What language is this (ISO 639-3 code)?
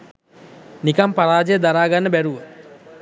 sin